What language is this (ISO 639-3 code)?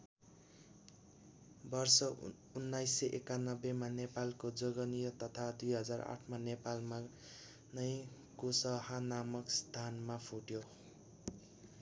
nep